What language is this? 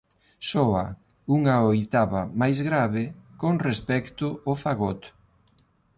Galician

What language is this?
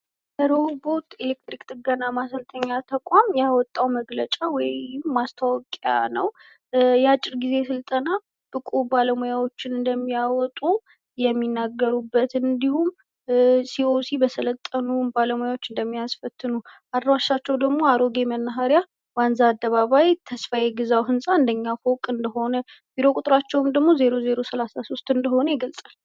Amharic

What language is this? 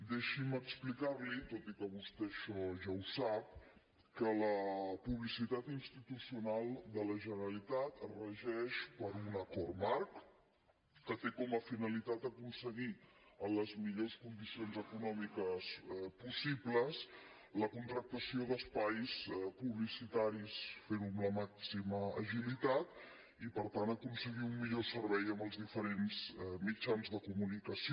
Catalan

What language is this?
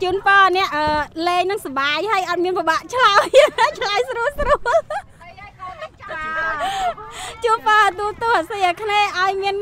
Thai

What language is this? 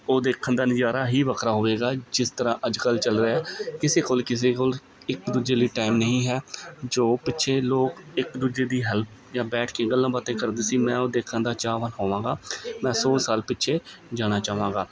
Punjabi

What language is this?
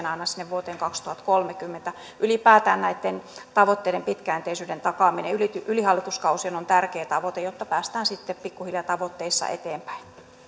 Finnish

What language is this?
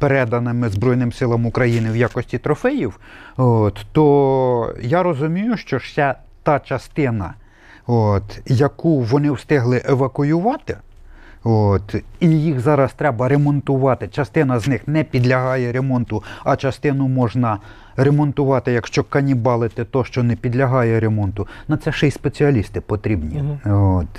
Ukrainian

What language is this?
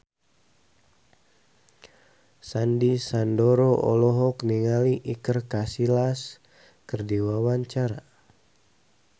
Sundanese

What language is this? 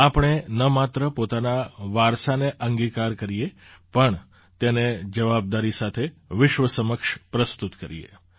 Gujarati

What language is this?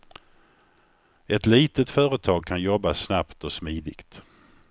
Swedish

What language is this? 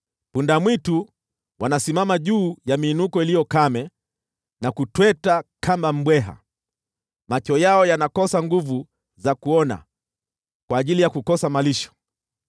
Swahili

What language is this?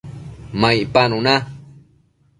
Matsés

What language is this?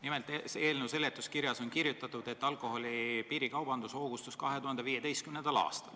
Estonian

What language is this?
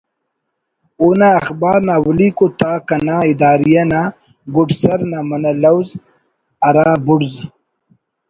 Brahui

